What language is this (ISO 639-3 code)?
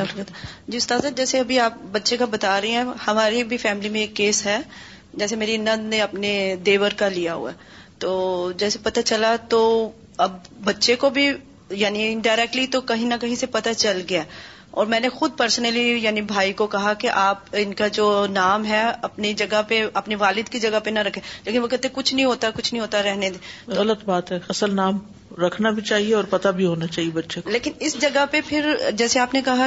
urd